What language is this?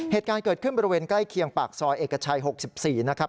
Thai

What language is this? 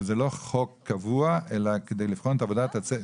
Hebrew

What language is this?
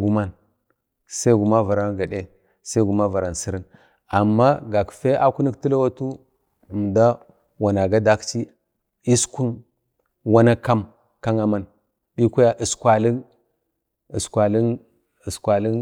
Bade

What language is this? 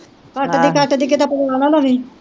Punjabi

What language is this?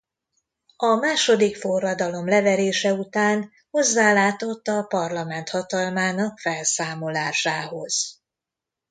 Hungarian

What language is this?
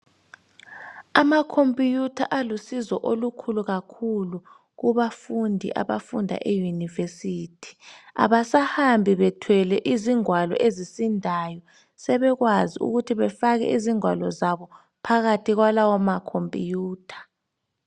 North Ndebele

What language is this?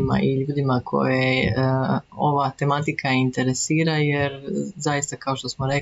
Croatian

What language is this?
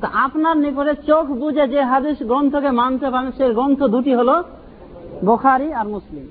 Bangla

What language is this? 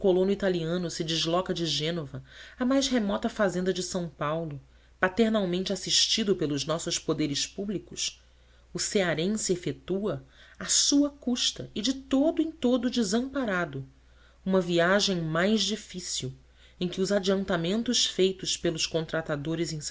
Portuguese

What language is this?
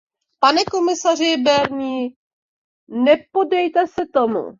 Czech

